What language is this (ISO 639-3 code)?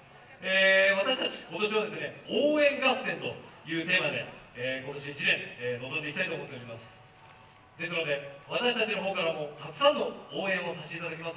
jpn